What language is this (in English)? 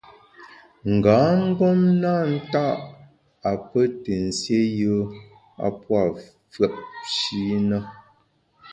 Bamun